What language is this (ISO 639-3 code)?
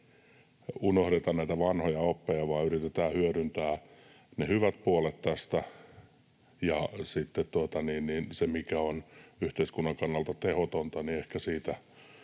fin